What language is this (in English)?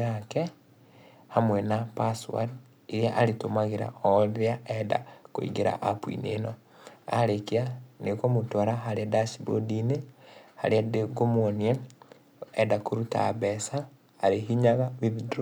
Kikuyu